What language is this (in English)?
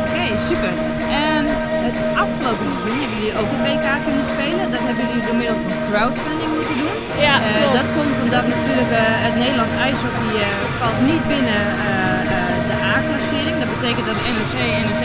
Dutch